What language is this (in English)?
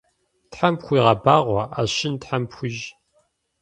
Kabardian